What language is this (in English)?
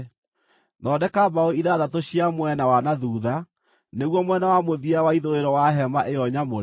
Kikuyu